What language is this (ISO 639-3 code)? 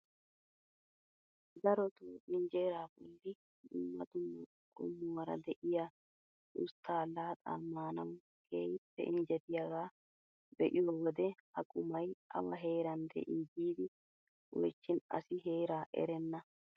wal